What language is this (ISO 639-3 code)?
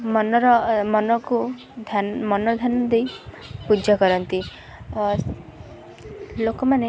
ori